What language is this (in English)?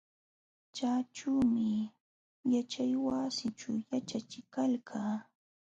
Jauja Wanca Quechua